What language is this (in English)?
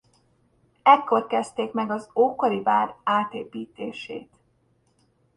Hungarian